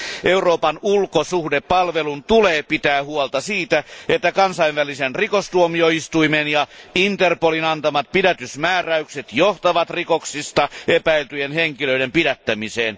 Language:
Finnish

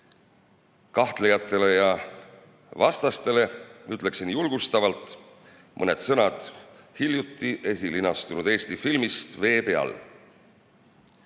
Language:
Estonian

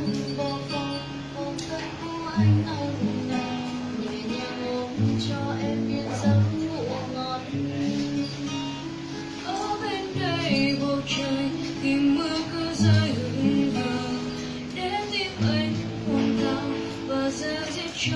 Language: Vietnamese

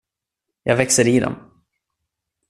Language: Swedish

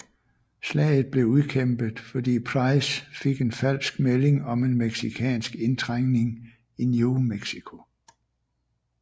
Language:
Danish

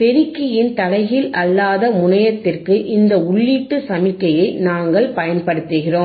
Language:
Tamil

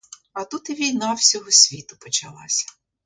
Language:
Ukrainian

